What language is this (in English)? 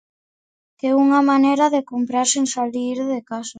Galician